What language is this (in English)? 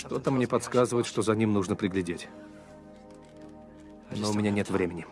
Russian